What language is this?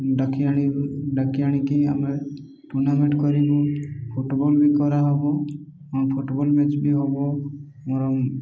Odia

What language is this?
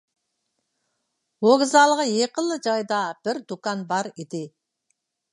Uyghur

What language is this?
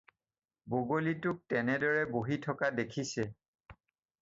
Assamese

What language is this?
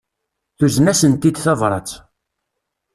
Kabyle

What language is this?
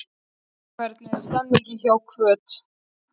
Icelandic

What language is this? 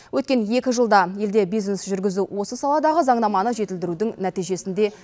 Kazakh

